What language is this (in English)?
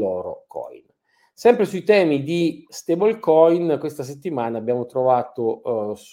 Italian